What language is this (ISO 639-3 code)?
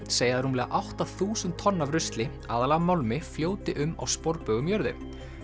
isl